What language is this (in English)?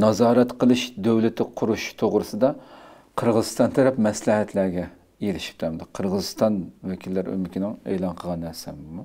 Turkish